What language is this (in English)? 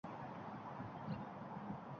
Uzbek